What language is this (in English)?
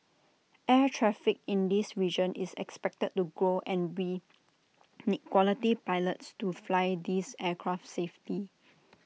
English